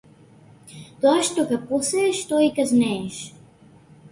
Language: Macedonian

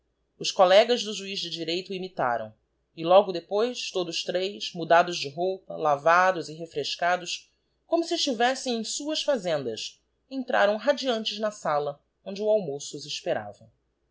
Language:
Portuguese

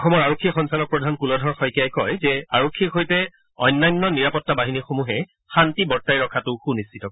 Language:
Assamese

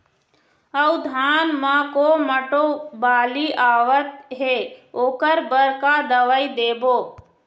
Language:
Chhattisgarhi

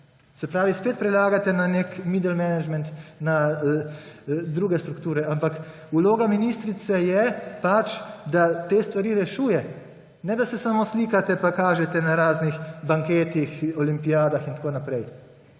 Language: Slovenian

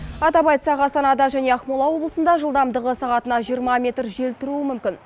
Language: Kazakh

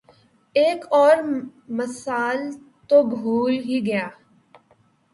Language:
Urdu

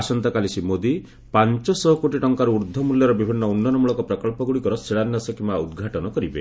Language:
Odia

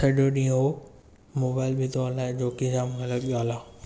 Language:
Sindhi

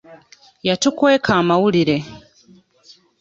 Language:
Ganda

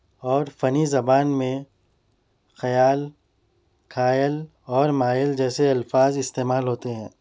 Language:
Urdu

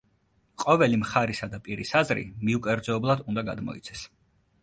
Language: Georgian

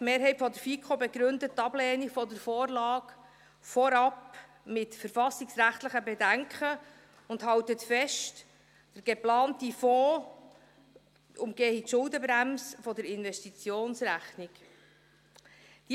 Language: Swiss German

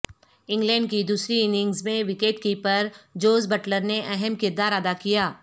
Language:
Urdu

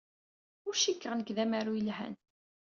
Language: Kabyle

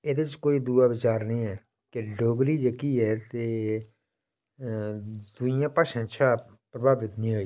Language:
Dogri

